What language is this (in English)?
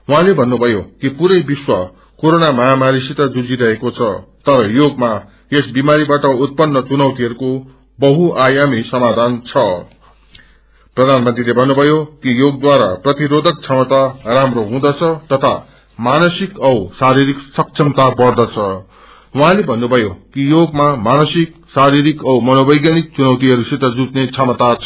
Nepali